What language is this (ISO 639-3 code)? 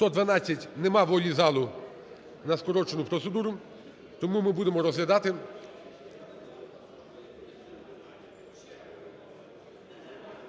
ukr